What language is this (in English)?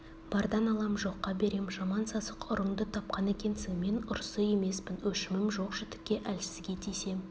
Kazakh